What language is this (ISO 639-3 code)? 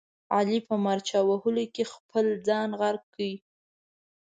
pus